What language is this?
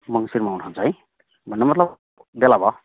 Nepali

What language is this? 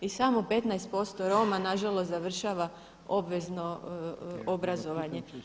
Croatian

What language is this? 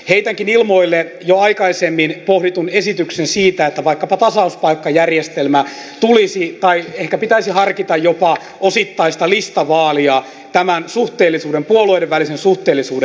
Finnish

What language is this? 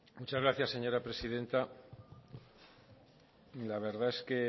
Spanish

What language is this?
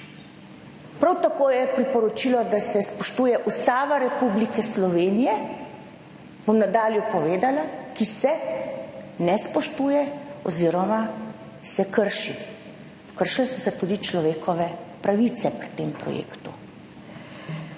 Slovenian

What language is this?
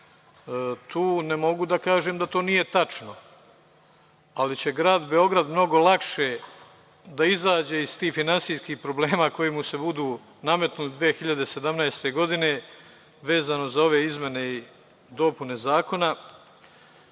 Serbian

